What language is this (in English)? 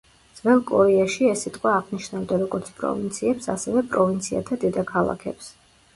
Georgian